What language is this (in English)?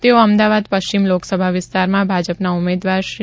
Gujarati